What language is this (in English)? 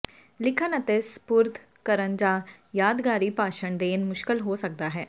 Punjabi